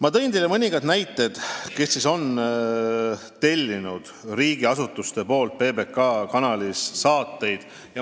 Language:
Estonian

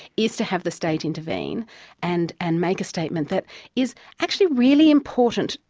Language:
English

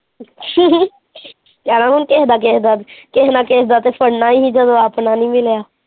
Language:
Punjabi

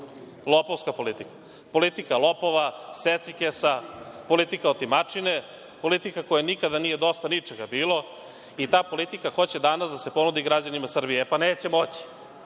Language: Serbian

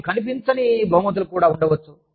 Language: Telugu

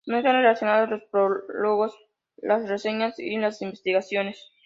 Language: Spanish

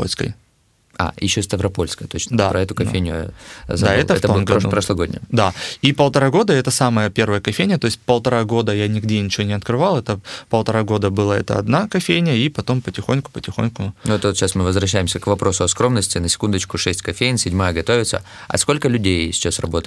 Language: Russian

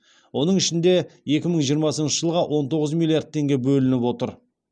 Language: Kazakh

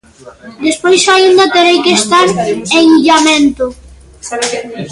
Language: Galician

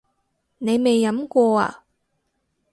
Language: Cantonese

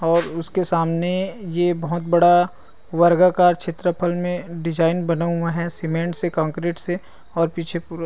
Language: Chhattisgarhi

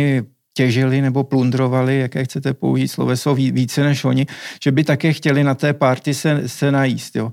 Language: Czech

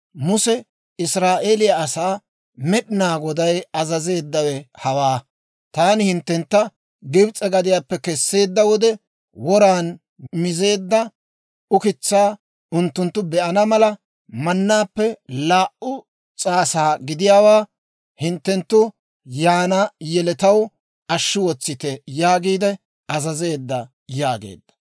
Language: Dawro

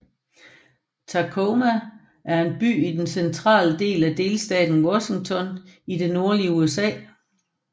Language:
Danish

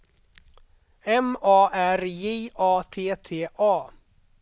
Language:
Swedish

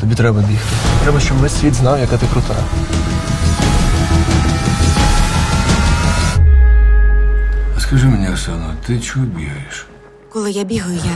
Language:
Russian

